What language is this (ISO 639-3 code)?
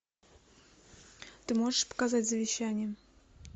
rus